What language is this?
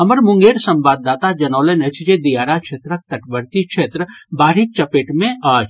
Maithili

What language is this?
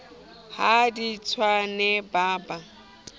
Southern Sotho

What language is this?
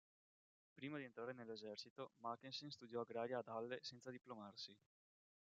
Italian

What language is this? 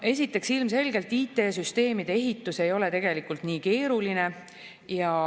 Estonian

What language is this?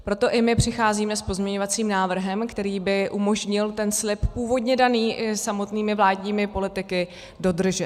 Czech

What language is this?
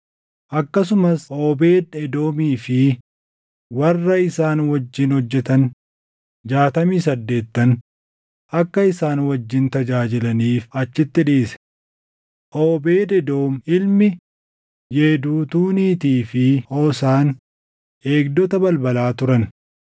Oromo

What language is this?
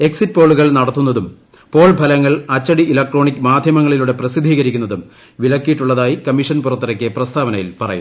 Malayalam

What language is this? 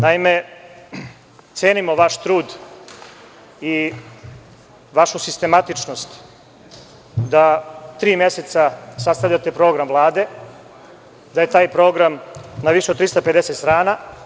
Serbian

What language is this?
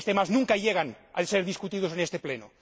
Spanish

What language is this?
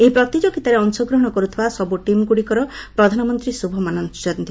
Odia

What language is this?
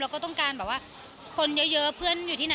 Thai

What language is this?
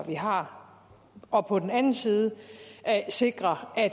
Danish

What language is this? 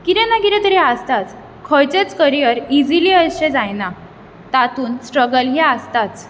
Konkani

